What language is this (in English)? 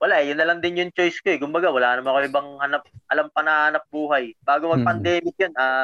Filipino